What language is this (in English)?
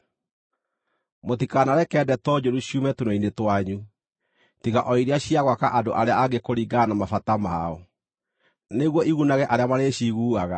Kikuyu